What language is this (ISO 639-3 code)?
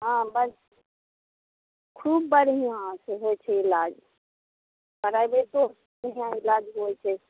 mai